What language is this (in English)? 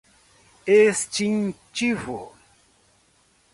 Portuguese